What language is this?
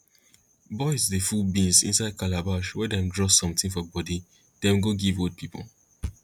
Nigerian Pidgin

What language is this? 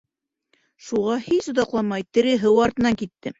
Bashkir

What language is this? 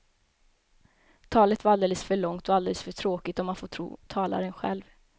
Swedish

